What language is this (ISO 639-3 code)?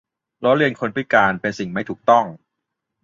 tha